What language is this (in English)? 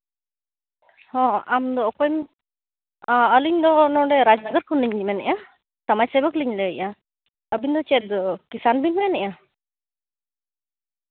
Santali